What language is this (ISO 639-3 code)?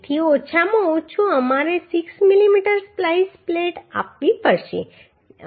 guj